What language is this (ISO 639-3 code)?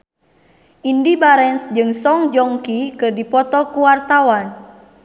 sun